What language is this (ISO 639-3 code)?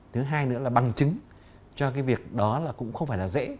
vie